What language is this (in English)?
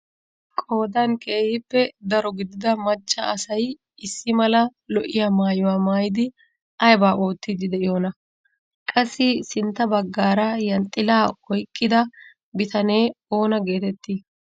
Wolaytta